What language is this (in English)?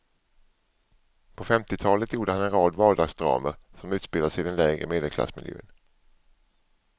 Swedish